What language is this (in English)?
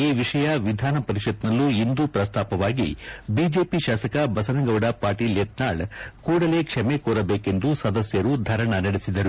Kannada